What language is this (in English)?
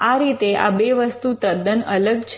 Gujarati